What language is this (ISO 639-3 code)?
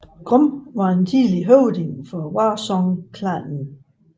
dan